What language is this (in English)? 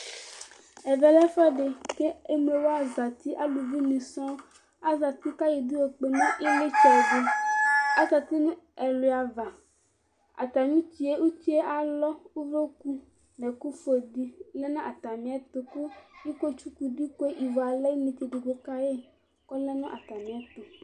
Ikposo